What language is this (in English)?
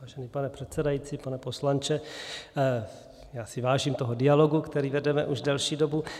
Czech